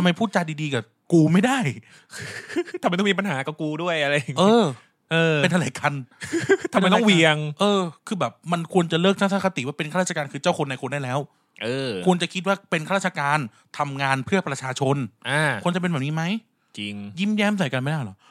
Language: Thai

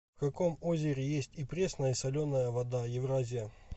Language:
Russian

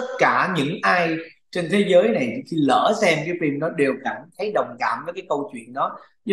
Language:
Vietnamese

